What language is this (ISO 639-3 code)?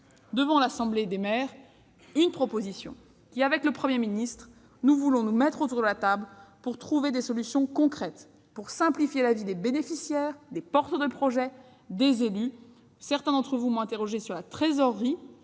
fra